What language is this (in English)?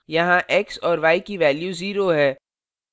Hindi